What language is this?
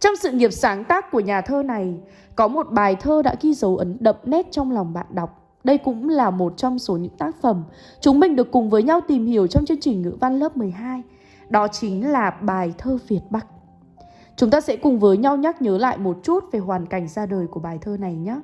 Vietnamese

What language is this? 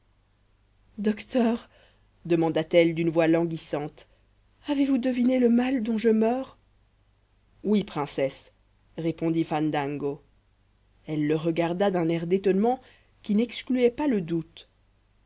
French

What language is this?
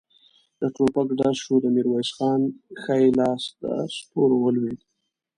Pashto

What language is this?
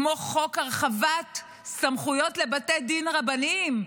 Hebrew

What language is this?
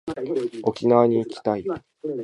Japanese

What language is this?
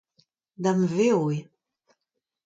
Breton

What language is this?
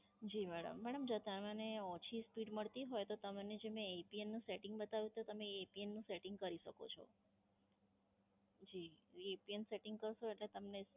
Gujarati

